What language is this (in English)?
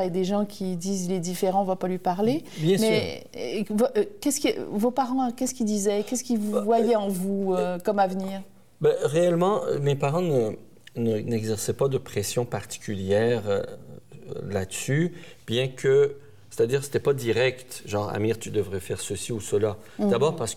French